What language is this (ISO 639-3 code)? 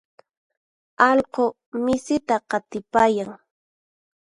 qxp